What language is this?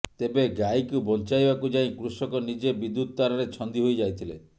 Odia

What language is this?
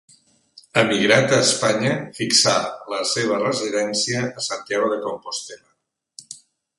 Catalan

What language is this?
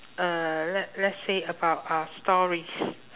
English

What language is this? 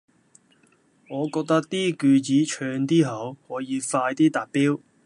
Cantonese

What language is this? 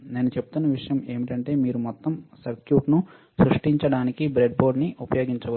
Telugu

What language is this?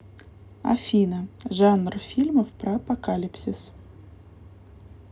Russian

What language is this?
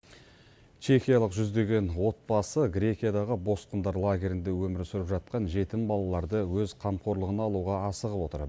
Kazakh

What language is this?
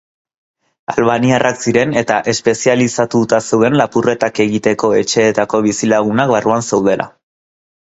Basque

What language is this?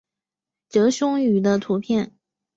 Chinese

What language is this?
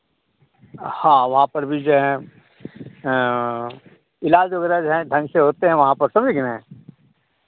Hindi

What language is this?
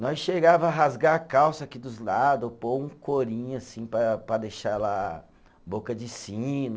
Portuguese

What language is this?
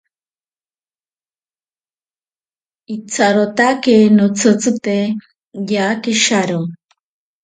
Ashéninka Perené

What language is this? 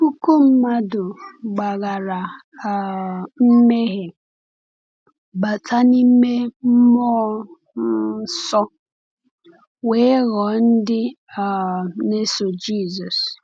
Igbo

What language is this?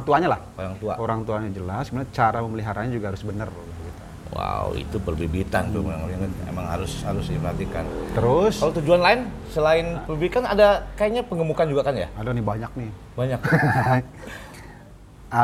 Indonesian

